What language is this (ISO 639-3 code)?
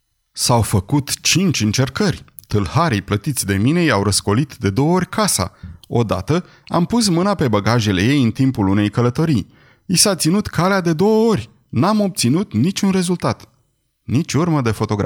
ron